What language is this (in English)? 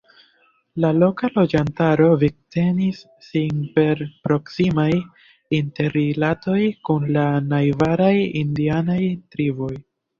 Esperanto